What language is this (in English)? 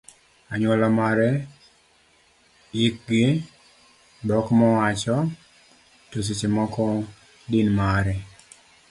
Luo (Kenya and Tanzania)